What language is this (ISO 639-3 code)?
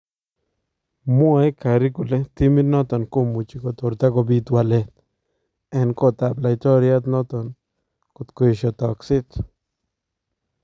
kln